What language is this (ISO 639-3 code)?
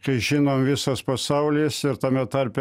lit